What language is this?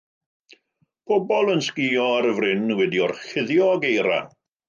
Welsh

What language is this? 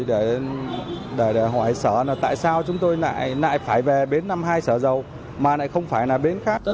Vietnamese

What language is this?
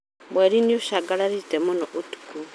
Kikuyu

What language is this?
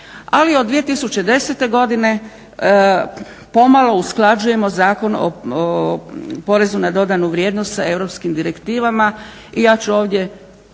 Croatian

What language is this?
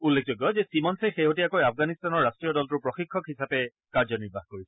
Assamese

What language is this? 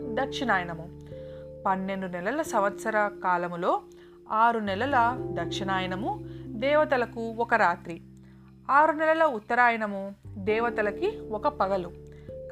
Telugu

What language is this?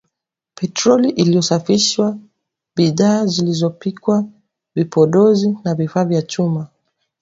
Swahili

